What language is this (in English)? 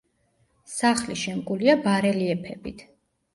Georgian